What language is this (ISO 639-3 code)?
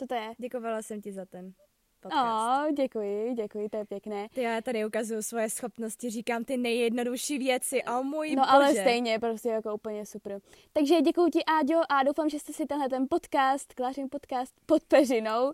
ces